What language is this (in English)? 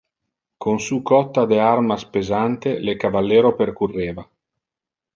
Interlingua